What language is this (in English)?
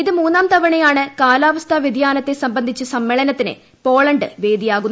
Malayalam